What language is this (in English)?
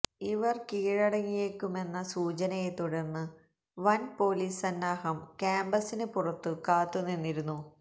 Malayalam